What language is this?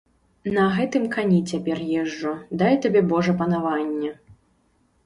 Belarusian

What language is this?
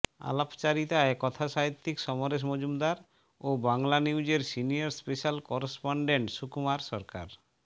Bangla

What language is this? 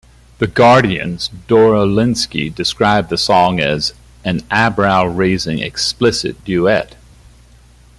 English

